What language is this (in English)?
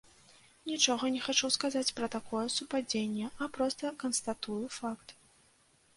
Belarusian